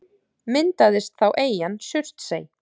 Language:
Icelandic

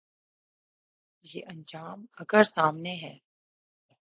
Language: Urdu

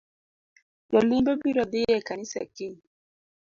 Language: Luo (Kenya and Tanzania)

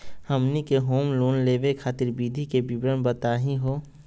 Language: Magahi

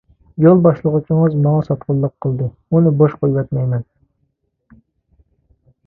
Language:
Uyghur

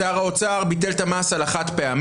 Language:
Hebrew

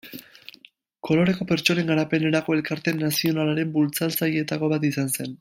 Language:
Basque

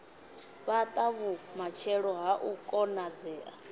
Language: Venda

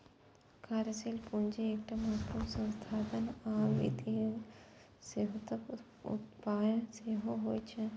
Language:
Maithili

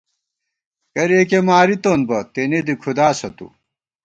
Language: Gawar-Bati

